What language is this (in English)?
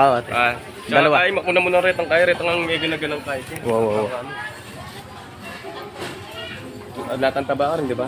Filipino